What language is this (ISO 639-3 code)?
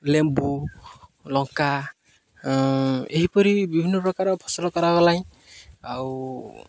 ori